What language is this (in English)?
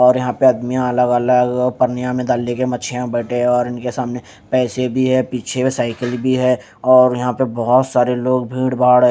Hindi